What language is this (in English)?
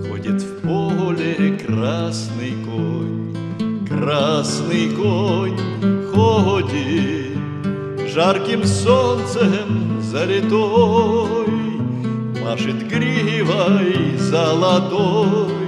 Russian